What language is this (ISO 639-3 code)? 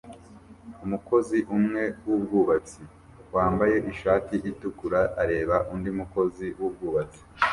kin